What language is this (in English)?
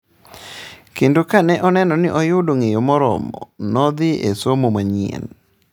Luo (Kenya and Tanzania)